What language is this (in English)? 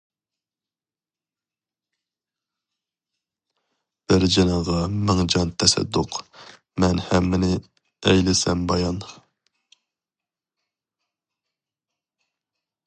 Uyghur